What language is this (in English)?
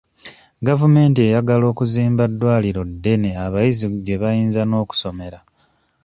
Ganda